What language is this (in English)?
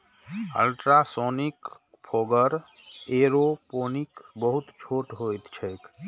Maithili